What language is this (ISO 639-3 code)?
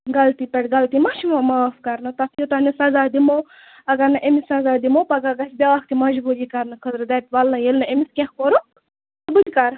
kas